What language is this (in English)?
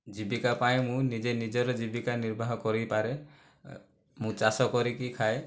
Odia